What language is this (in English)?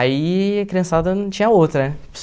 Portuguese